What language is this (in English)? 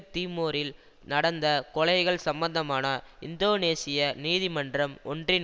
Tamil